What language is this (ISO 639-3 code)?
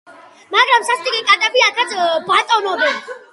kat